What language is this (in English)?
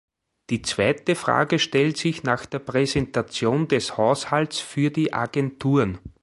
German